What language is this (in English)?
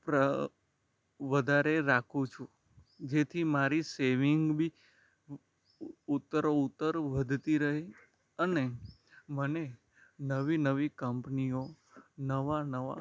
Gujarati